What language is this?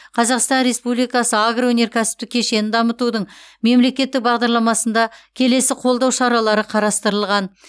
Kazakh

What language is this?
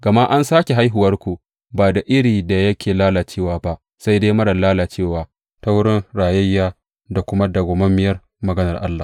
Hausa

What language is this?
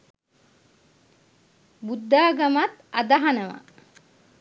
Sinhala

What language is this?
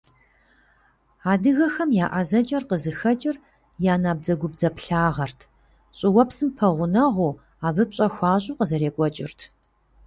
Kabardian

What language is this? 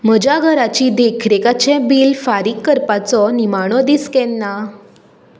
Konkani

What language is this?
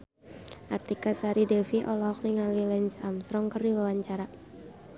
Sundanese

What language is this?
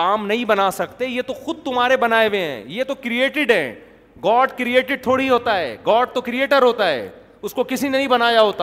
Urdu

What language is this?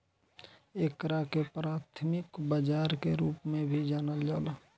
Bhojpuri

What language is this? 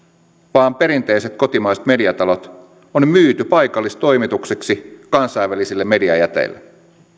Finnish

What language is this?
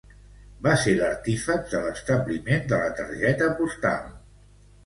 Catalan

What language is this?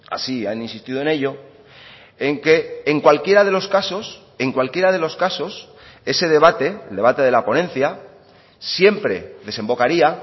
Spanish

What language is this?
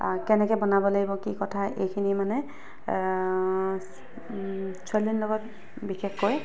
Assamese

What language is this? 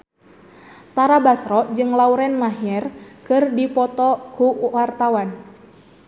Sundanese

